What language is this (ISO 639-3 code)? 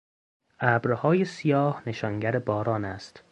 fas